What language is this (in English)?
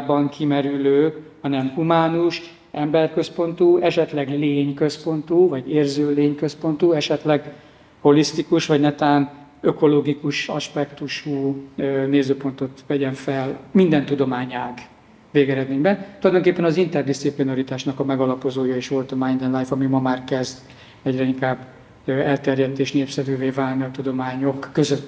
Hungarian